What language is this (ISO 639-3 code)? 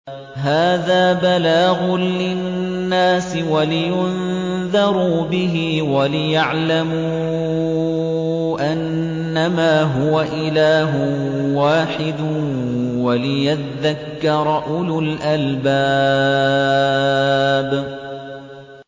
ara